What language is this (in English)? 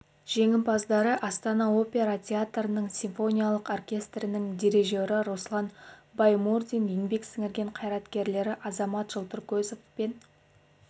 Kazakh